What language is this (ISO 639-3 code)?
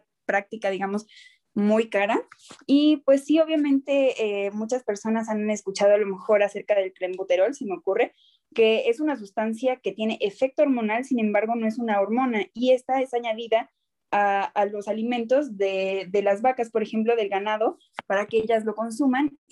spa